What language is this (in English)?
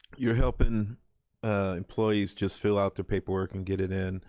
English